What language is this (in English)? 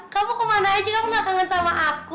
Indonesian